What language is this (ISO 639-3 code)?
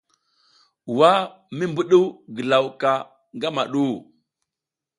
giz